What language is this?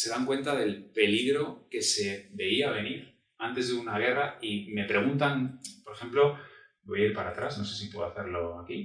Spanish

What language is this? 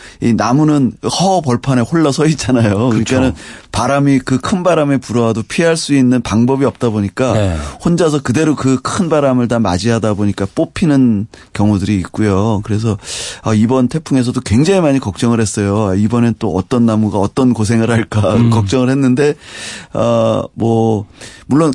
Korean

